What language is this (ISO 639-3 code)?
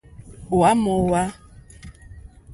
bri